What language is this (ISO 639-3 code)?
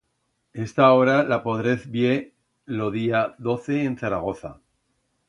arg